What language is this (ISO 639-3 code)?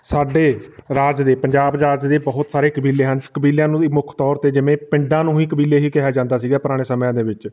pan